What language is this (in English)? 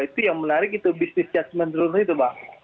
Indonesian